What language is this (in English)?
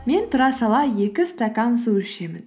Kazakh